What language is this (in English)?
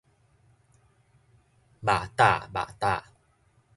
Min Nan Chinese